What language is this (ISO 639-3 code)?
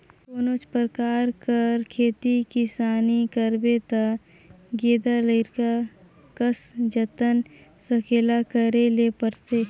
hne